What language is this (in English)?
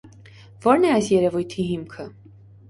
Armenian